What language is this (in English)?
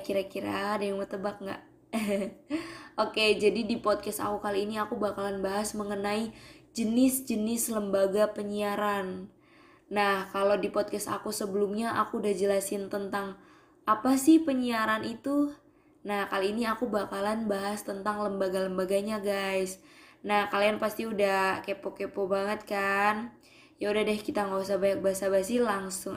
Indonesian